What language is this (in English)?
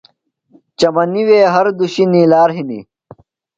Phalura